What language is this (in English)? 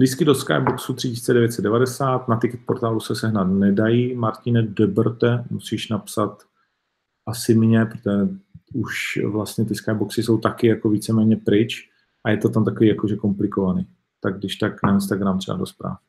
Czech